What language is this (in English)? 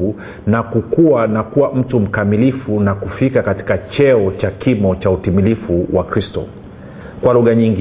Swahili